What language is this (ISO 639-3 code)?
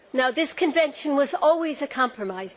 eng